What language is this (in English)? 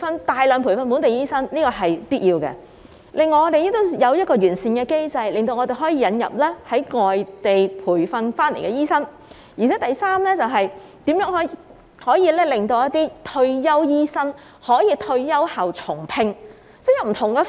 Cantonese